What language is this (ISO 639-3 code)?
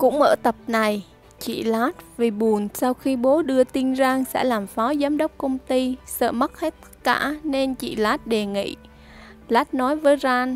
vie